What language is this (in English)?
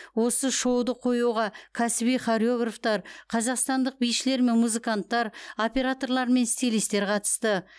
Kazakh